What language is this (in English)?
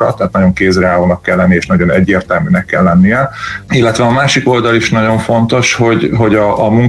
Hungarian